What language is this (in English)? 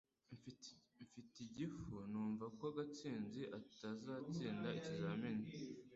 Kinyarwanda